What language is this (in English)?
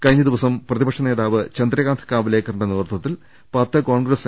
Malayalam